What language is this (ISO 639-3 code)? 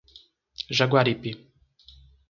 por